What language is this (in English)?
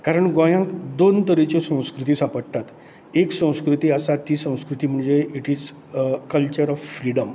Konkani